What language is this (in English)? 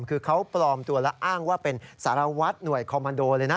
Thai